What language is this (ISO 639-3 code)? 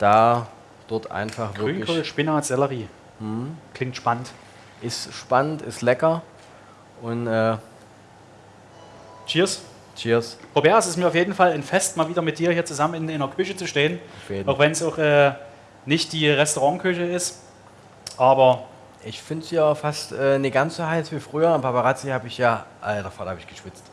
deu